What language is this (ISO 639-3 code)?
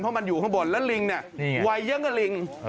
tha